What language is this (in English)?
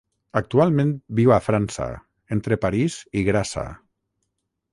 Catalan